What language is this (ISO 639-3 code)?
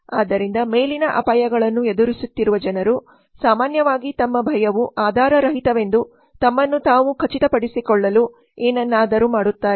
kan